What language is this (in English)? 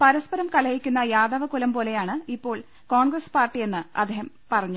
Malayalam